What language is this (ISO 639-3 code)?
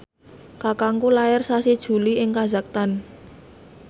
jav